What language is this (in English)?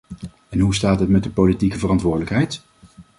Dutch